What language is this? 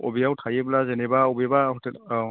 Bodo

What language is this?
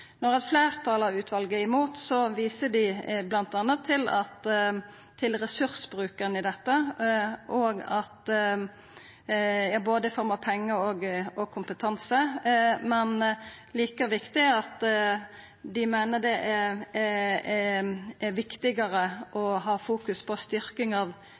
Norwegian Nynorsk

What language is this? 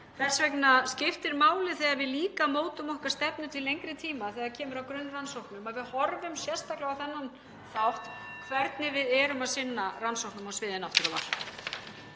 Icelandic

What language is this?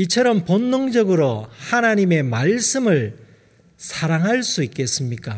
Korean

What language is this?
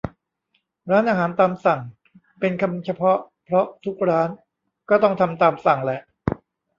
Thai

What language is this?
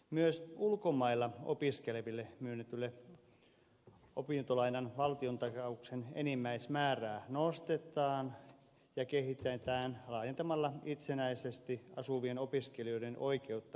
Finnish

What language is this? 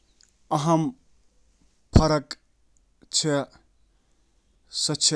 Kashmiri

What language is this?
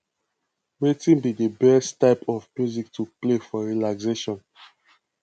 Nigerian Pidgin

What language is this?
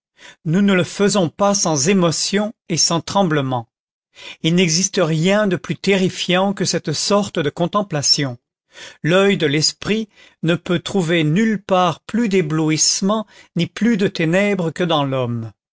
French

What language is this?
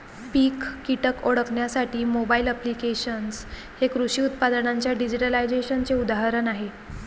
Marathi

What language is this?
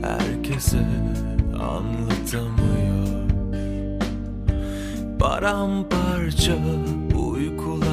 Turkish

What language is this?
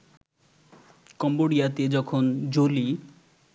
Bangla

